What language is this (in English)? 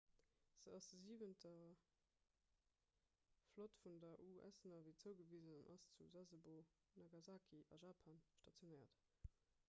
Luxembourgish